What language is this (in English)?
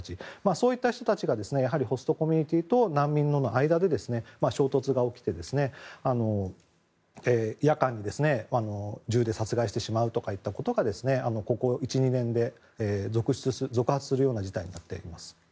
Japanese